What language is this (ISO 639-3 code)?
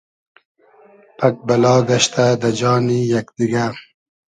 haz